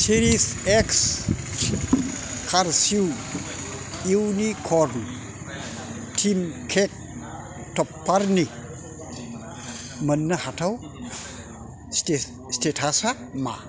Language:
Bodo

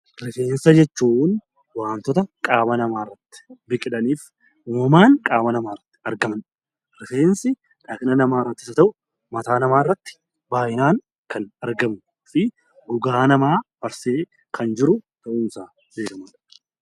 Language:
Oromo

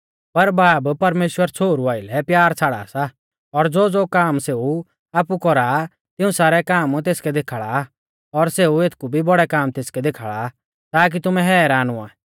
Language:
Mahasu Pahari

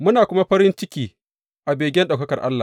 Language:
Hausa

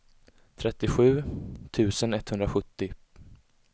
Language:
Swedish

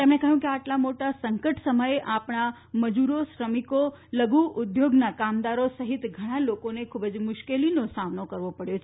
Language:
Gujarati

